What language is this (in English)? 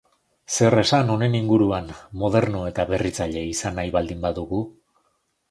Basque